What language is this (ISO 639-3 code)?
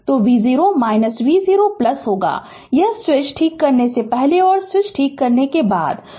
hin